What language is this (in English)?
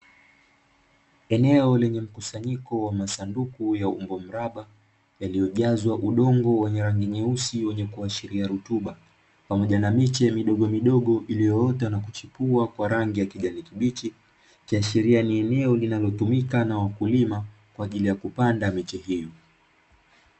Swahili